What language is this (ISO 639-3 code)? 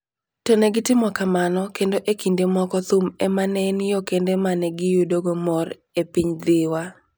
luo